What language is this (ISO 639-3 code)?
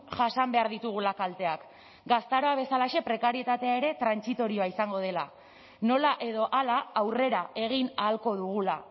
eus